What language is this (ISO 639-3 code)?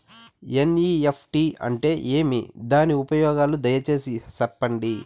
tel